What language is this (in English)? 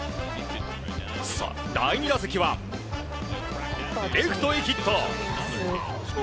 Japanese